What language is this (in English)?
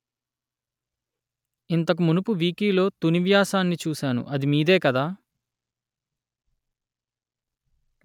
Telugu